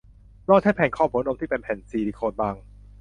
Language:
Thai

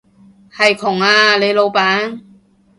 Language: Cantonese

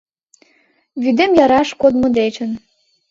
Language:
Mari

